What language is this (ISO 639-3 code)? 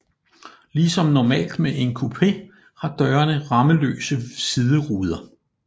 dan